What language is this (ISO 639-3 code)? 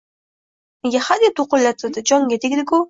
uzb